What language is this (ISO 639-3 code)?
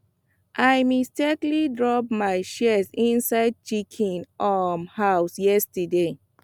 pcm